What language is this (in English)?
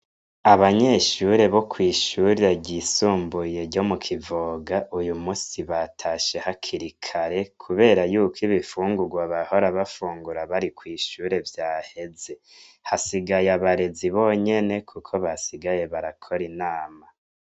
Rundi